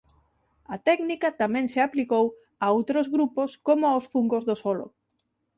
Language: Galician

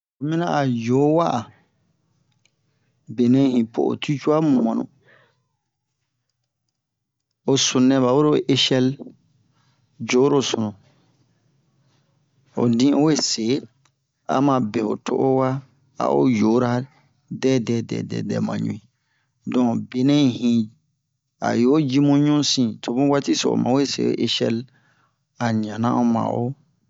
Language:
Bomu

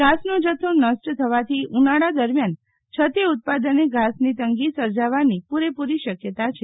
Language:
Gujarati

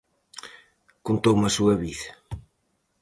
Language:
Galician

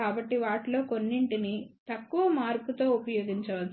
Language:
Telugu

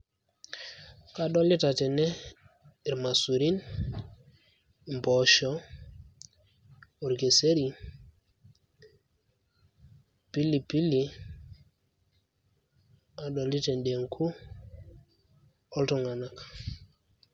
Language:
Masai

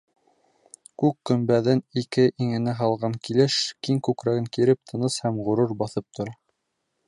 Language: Bashkir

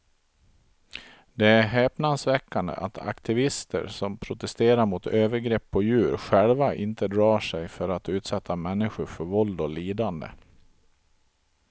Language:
Swedish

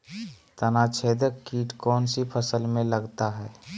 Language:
Magahi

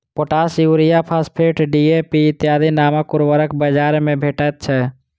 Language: Maithili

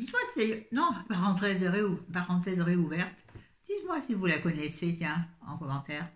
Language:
French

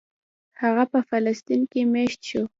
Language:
Pashto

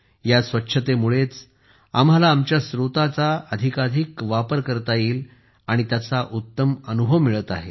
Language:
Marathi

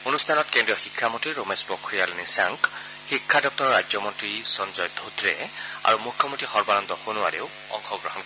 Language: Assamese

